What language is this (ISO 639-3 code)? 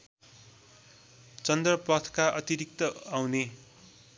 nep